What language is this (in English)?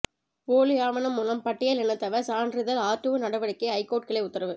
Tamil